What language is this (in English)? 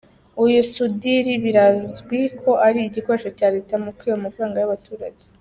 Kinyarwanda